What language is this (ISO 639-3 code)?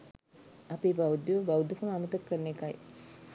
sin